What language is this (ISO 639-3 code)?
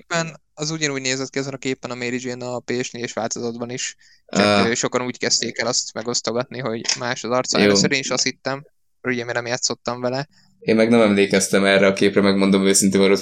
hun